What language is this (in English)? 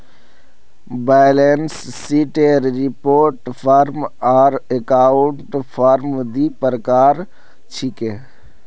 Magahi